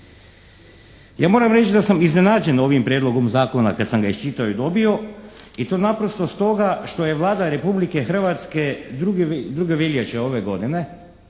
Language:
Croatian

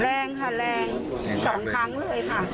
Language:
Thai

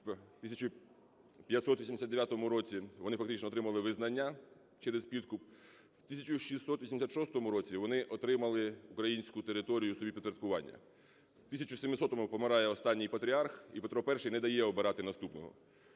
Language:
Ukrainian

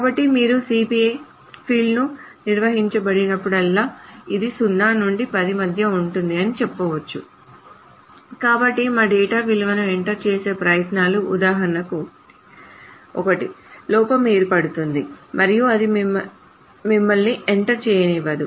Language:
Telugu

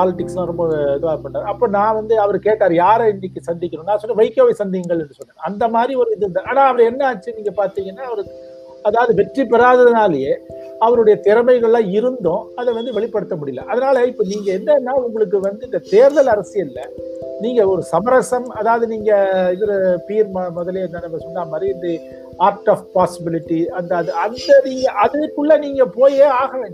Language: Tamil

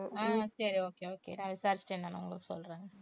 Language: Tamil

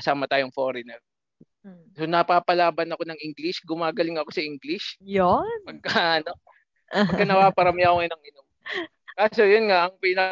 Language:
Filipino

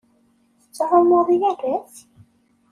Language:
Kabyle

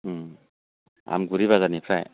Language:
Bodo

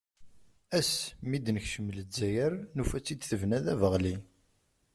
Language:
Kabyle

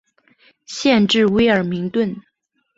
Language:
Chinese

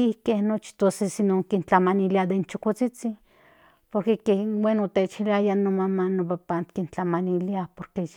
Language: Central Nahuatl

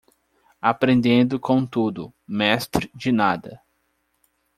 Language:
Portuguese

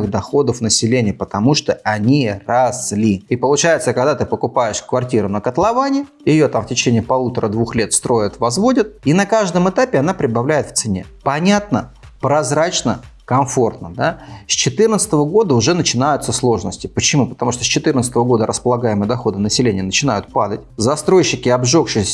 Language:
Russian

